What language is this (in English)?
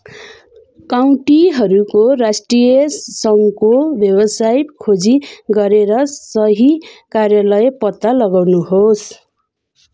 Nepali